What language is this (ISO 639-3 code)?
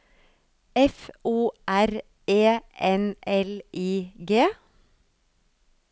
nor